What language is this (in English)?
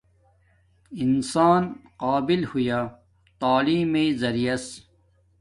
Domaaki